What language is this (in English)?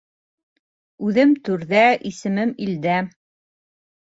Bashkir